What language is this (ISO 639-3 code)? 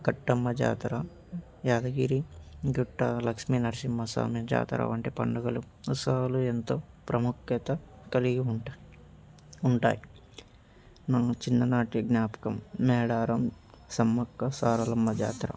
tel